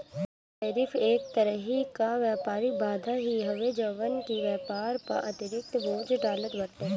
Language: Bhojpuri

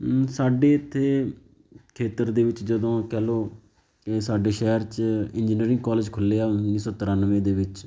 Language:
Punjabi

